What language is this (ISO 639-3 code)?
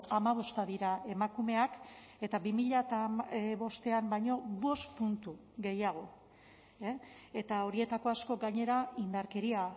eus